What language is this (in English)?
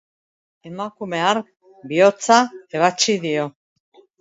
Basque